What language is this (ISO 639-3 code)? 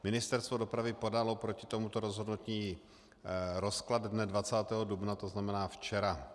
ces